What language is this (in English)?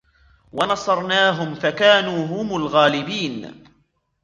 Arabic